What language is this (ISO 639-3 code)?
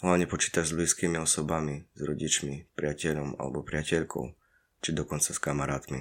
slk